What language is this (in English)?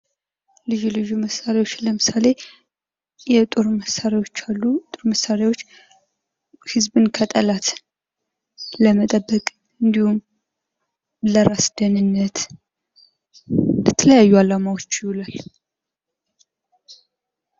Amharic